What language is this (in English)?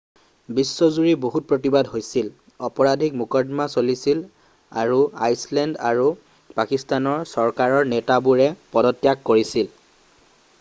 Assamese